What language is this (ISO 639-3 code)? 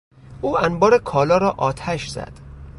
fas